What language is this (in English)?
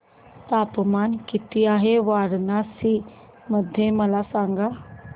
Marathi